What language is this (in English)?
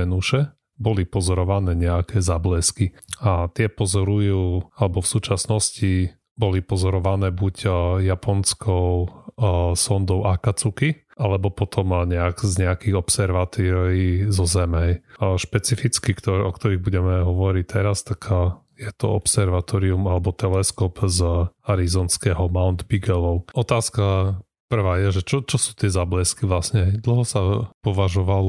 Slovak